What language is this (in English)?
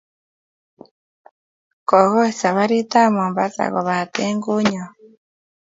Kalenjin